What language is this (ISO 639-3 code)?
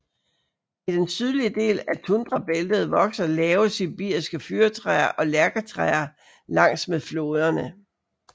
dan